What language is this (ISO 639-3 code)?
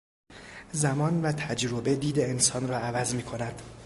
fas